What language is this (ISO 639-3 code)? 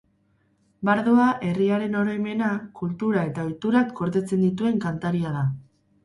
eus